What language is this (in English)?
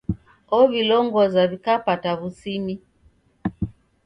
Taita